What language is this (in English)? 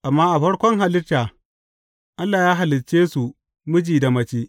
Hausa